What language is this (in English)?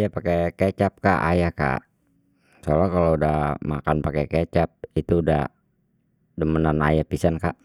Betawi